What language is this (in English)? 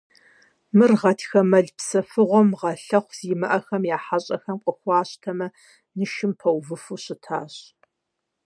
Kabardian